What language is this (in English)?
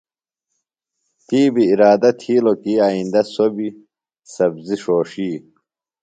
Phalura